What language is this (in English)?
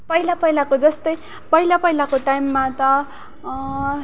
Nepali